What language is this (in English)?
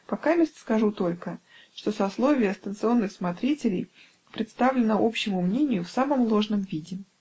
Russian